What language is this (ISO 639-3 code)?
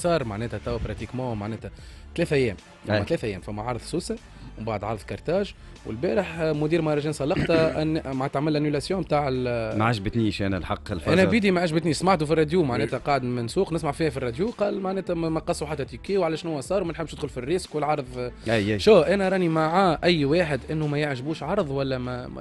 ara